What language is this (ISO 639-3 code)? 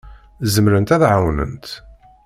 kab